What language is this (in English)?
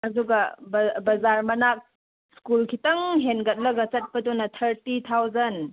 Manipuri